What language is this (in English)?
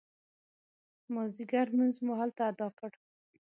Pashto